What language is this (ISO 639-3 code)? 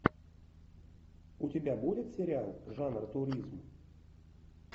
rus